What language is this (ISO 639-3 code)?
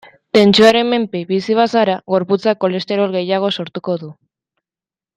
eus